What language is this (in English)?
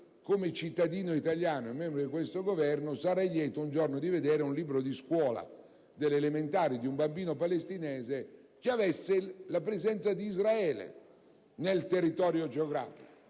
Italian